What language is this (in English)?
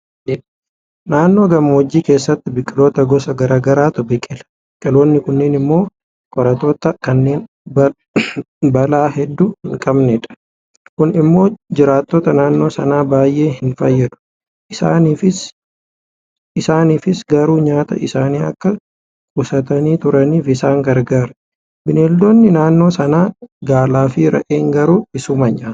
Oromo